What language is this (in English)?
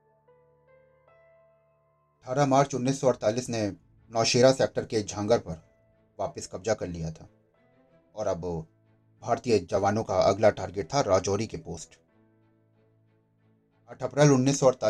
Hindi